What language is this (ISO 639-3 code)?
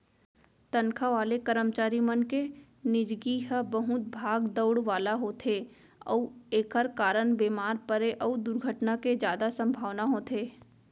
hne